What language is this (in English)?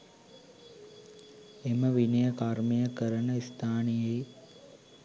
Sinhala